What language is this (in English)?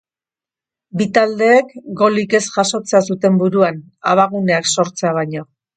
Basque